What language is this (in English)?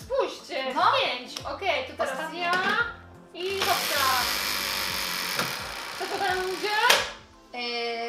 Polish